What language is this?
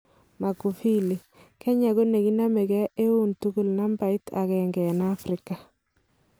Kalenjin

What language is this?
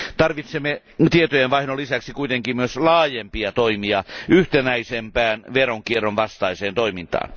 Finnish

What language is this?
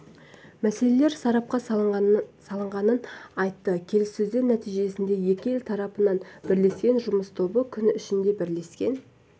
Kazakh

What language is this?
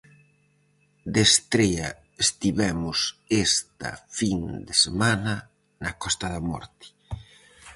Galician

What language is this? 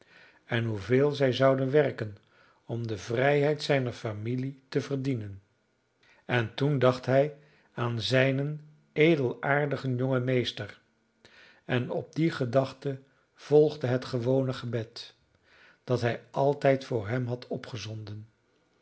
Dutch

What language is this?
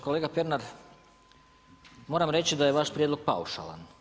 Croatian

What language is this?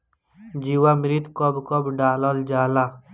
Bhojpuri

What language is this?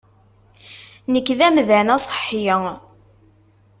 Kabyle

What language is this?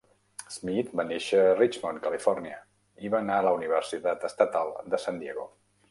Catalan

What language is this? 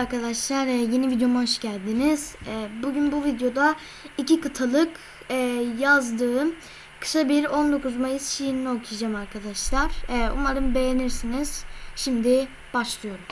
Turkish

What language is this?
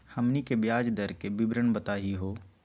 Magahi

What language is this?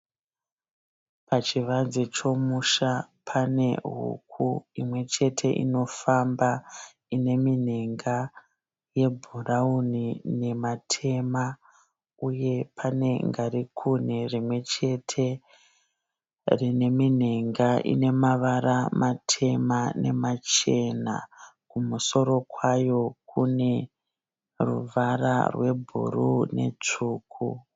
Shona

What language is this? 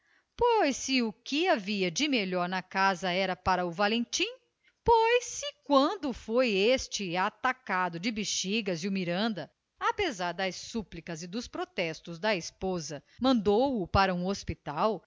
Portuguese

